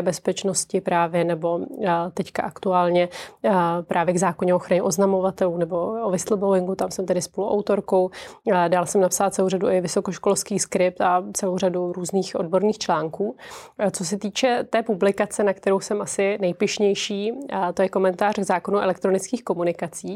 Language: Czech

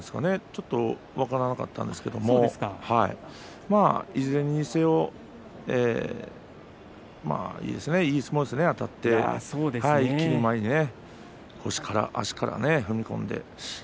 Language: Japanese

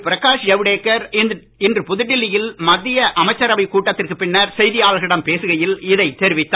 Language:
Tamil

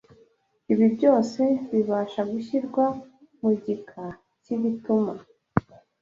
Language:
Kinyarwanda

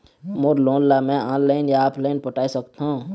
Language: Chhattisgarhi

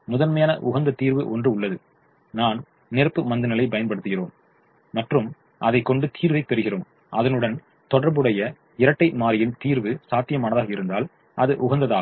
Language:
Tamil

